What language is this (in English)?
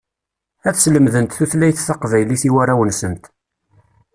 Kabyle